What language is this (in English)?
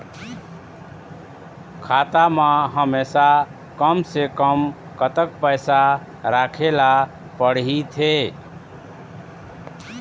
Chhattisgarhi